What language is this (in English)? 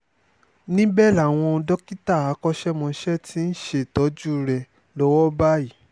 Yoruba